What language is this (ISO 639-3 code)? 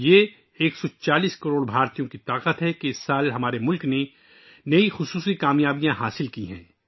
urd